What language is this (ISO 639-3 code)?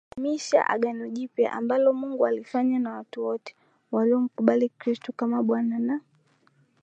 swa